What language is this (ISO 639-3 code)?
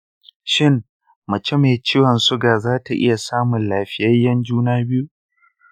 hau